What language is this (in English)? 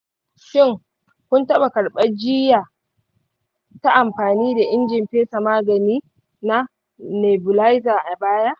Hausa